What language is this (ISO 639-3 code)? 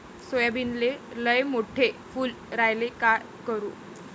mar